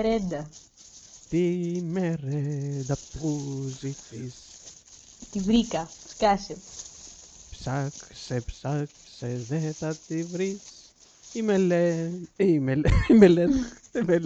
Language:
Greek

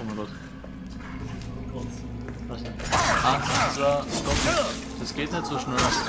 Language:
German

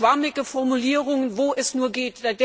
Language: German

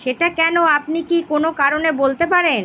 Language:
Bangla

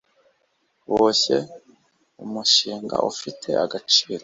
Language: Kinyarwanda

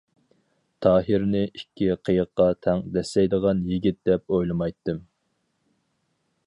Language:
Uyghur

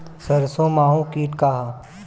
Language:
Bhojpuri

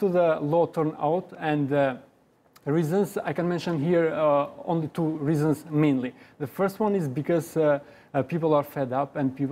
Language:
English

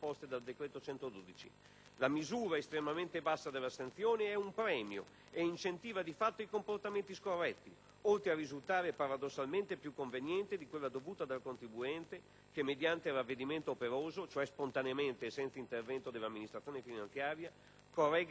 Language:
Italian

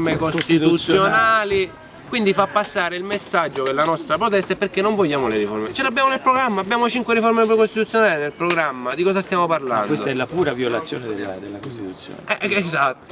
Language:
Italian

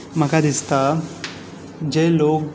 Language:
Konkani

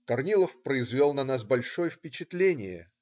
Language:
Russian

